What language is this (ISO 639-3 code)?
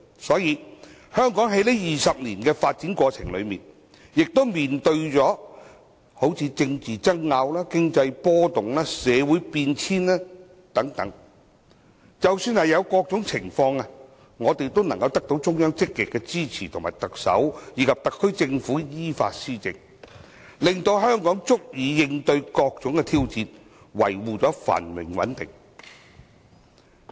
yue